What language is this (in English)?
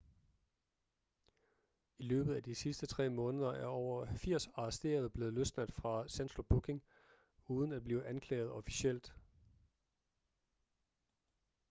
Danish